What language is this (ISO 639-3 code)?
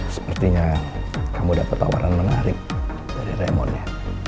ind